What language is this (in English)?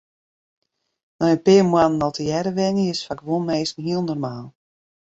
Western Frisian